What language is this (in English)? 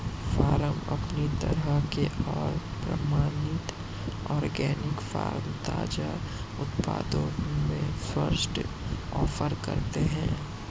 Hindi